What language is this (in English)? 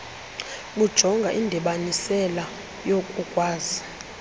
Xhosa